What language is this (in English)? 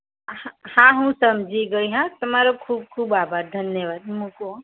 Gujarati